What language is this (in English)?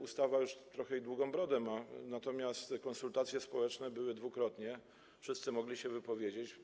Polish